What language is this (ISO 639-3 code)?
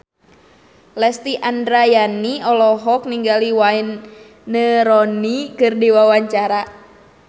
sun